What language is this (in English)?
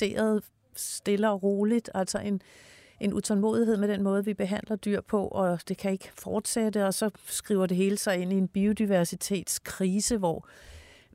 Danish